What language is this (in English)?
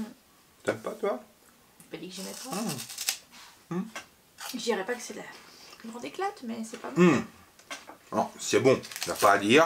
French